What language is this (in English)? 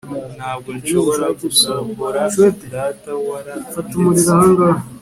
Kinyarwanda